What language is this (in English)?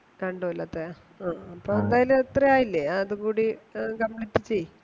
Malayalam